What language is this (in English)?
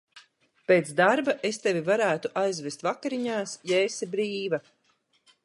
Latvian